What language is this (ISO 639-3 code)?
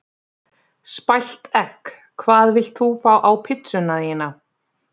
isl